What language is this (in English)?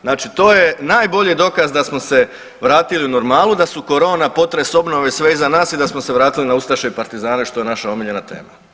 Croatian